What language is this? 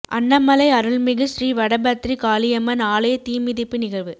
Tamil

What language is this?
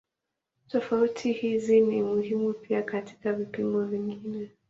Swahili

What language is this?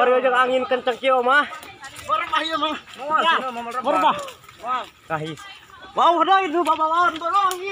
Indonesian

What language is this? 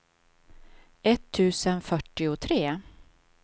Swedish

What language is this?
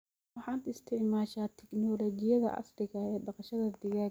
Somali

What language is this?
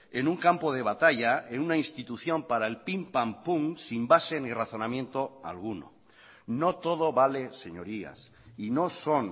Spanish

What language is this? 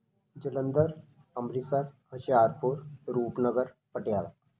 Punjabi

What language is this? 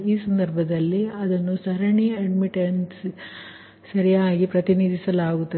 Kannada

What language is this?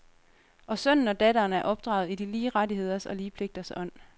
Danish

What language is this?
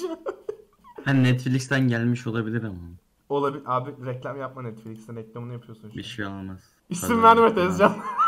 Turkish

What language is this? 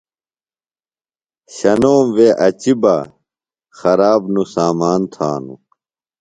Phalura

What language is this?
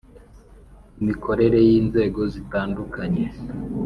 Kinyarwanda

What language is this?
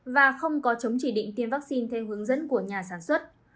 Vietnamese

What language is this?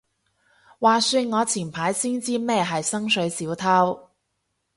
Cantonese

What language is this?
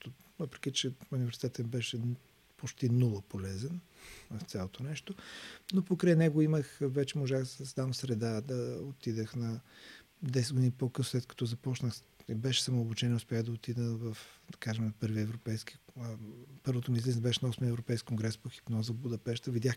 Bulgarian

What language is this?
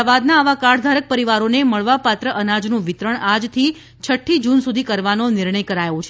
Gujarati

